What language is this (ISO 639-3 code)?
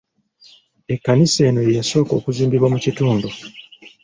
lug